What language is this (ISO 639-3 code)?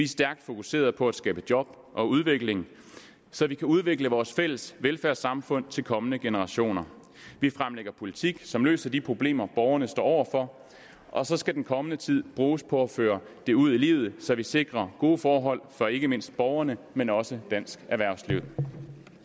dan